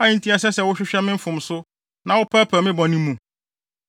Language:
Akan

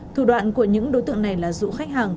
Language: Vietnamese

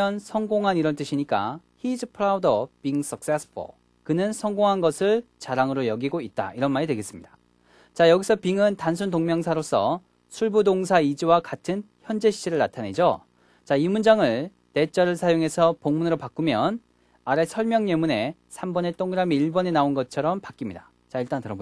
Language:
Korean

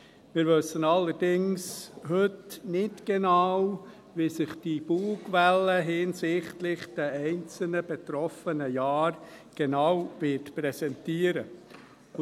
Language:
Swiss German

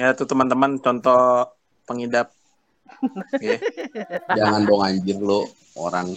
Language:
Indonesian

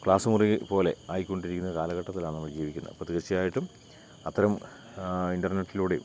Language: Malayalam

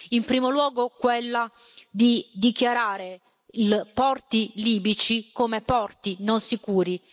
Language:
Italian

